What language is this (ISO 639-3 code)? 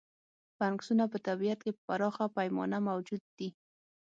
pus